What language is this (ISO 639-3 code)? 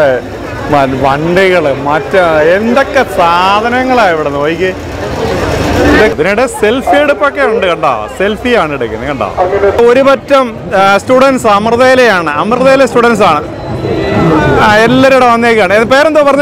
ara